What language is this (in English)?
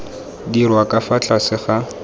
Tswana